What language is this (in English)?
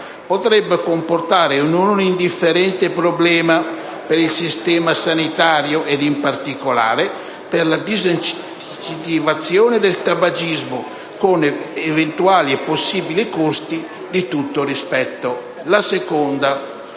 Italian